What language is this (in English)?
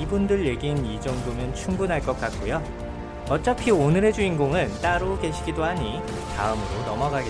Korean